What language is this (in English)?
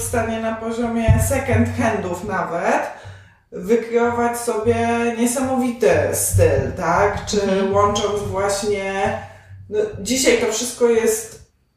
Polish